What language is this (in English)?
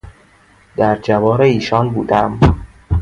Persian